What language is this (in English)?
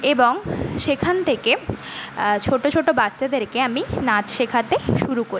Bangla